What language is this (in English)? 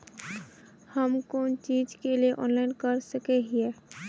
Magahi